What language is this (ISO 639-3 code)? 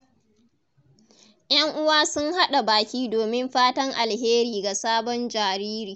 hau